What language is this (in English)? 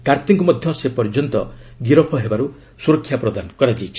Odia